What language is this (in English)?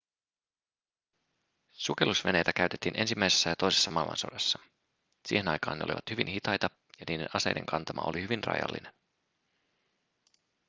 Finnish